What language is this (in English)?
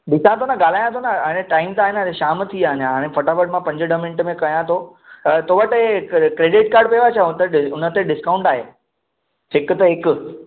Sindhi